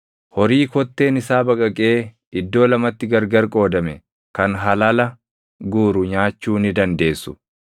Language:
Oromo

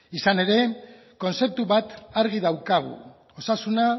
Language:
Basque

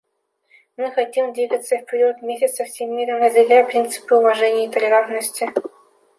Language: Russian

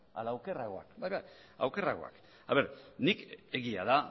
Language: Basque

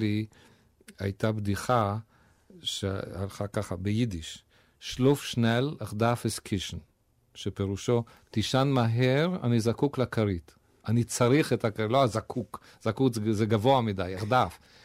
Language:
Hebrew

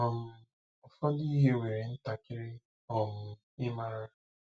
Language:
Igbo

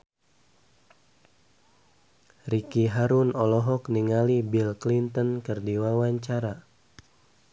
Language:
Sundanese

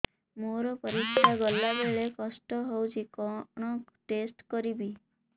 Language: Odia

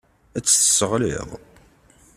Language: Kabyle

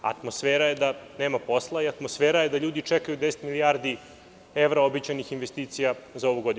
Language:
Serbian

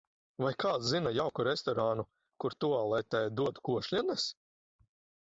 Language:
Latvian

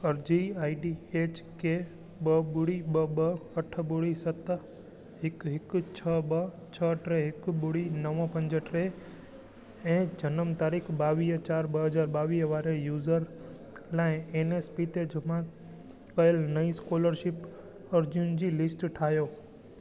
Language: Sindhi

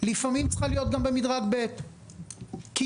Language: Hebrew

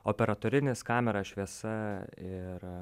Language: Lithuanian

